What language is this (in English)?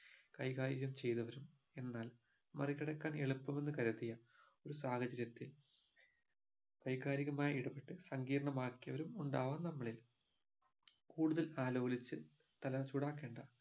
Malayalam